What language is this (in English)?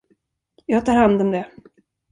Swedish